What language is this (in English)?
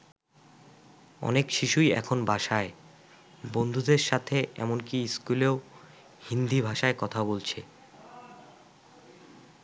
Bangla